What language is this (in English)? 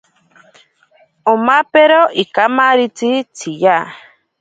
Ashéninka Perené